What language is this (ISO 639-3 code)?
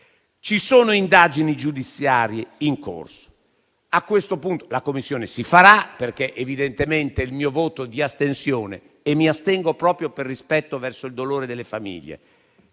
ita